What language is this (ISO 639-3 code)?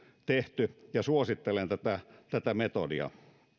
fin